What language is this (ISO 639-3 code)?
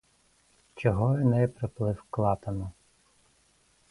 ukr